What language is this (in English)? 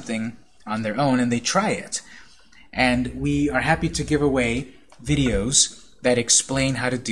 English